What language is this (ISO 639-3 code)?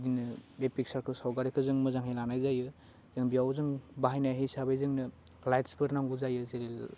brx